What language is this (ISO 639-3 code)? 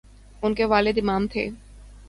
urd